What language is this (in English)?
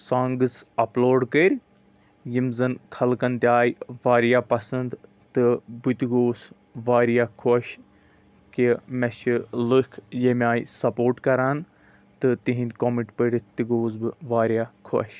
Kashmiri